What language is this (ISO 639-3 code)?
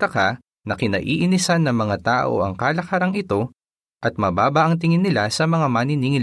fil